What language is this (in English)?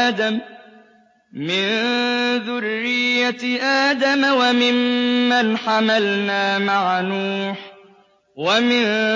Arabic